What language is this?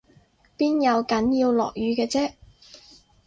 Cantonese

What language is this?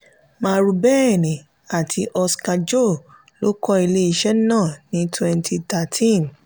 Yoruba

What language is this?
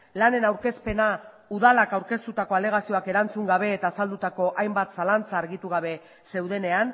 Basque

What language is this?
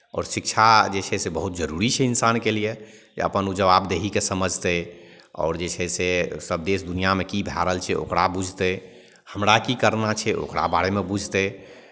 Maithili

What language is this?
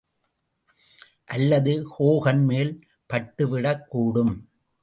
Tamil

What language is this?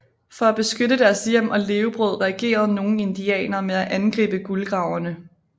Danish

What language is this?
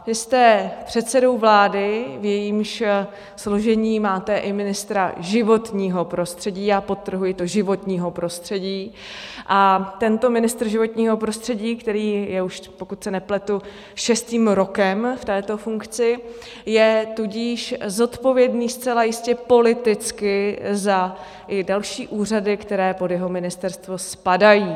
Czech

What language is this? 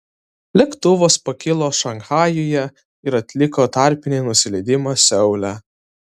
Lithuanian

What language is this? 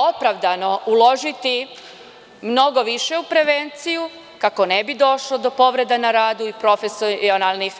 Serbian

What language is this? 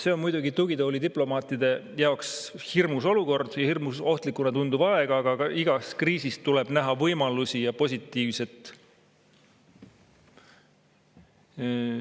Estonian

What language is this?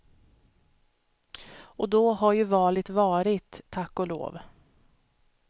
Swedish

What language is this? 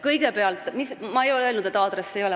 Estonian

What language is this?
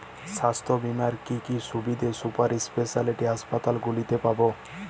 Bangla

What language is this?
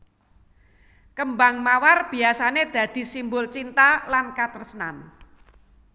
Javanese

